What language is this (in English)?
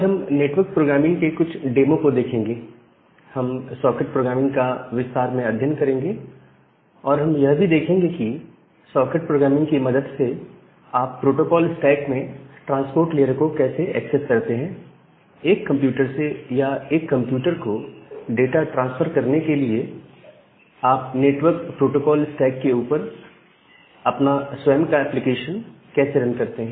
Hindi